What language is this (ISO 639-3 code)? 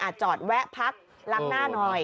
tha